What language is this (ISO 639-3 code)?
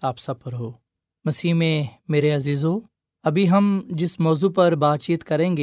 urd